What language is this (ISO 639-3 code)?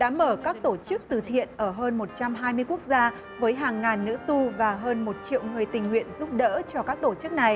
vie